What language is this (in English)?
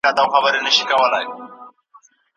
Pashto